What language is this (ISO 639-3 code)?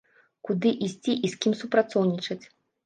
bel